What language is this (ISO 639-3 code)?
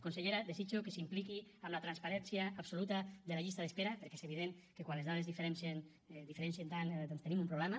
cat